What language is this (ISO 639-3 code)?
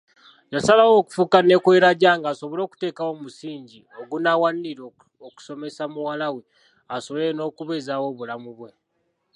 lug